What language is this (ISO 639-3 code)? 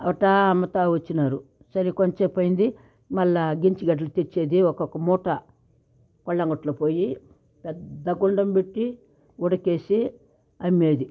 tel